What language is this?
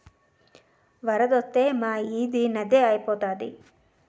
Telugu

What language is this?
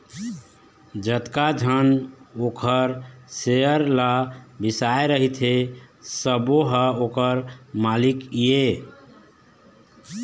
Chhattisgarhi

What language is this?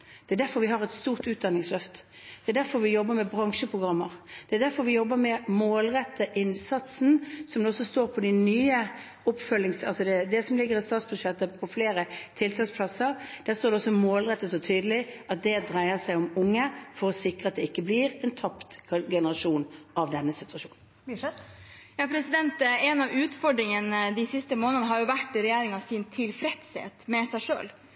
Norwegian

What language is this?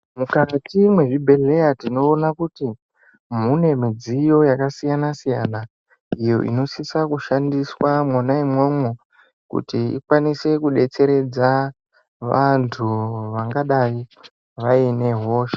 Ndau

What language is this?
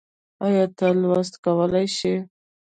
Pashto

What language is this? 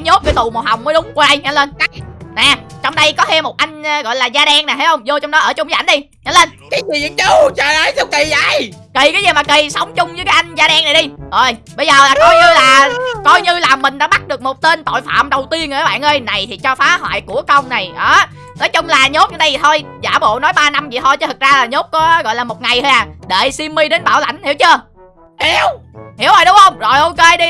Vietnamese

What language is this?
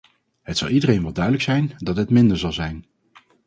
Dutch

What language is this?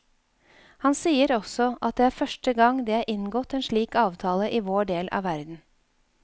Norwegian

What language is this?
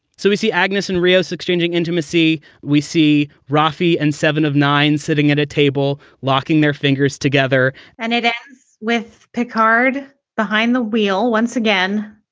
English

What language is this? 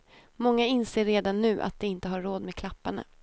Swedish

